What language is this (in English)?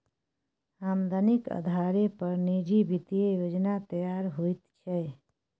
Maithili